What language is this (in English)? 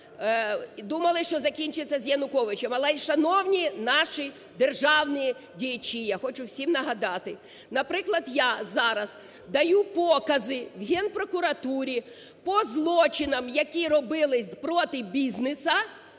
Ukrainian